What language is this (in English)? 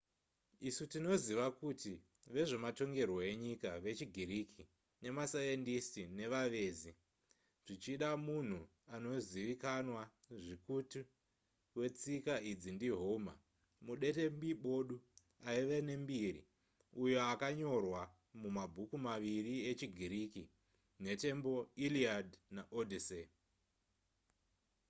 Shona